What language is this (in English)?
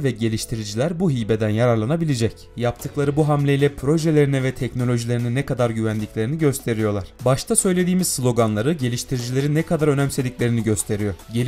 Turkish